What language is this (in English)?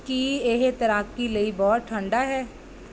Punjabi